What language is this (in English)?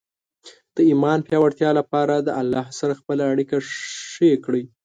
Pashto